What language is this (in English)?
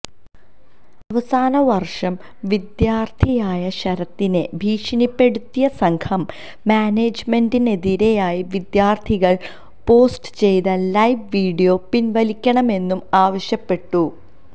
Malayalam